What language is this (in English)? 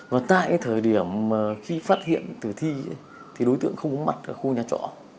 Vietnamese